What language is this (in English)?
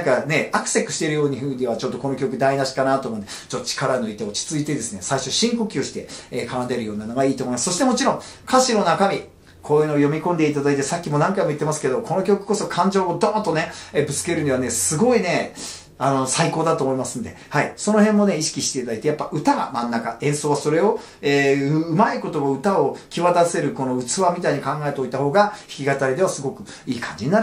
Japanese